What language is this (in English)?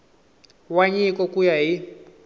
Tsonga